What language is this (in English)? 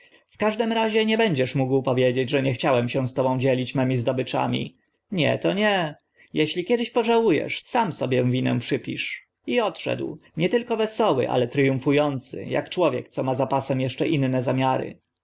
Polish